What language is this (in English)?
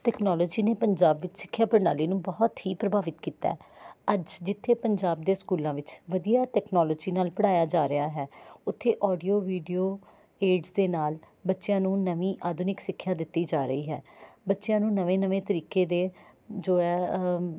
Punjabi